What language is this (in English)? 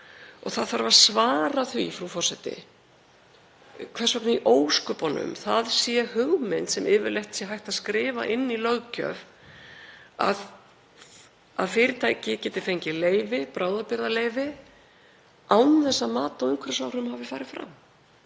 Icelandic